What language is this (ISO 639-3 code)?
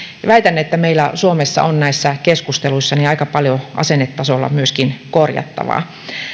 fin